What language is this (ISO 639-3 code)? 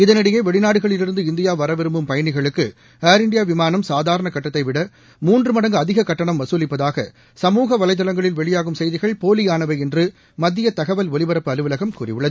tam